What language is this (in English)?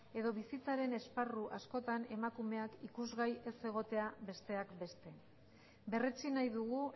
Basque